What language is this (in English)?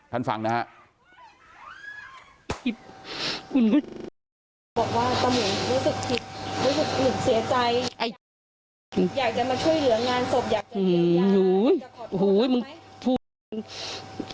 Thai